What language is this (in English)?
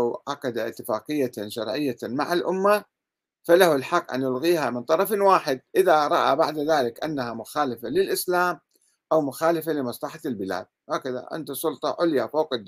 Arabic